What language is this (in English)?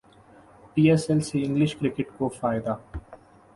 Urdu